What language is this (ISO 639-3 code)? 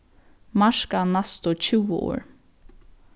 fao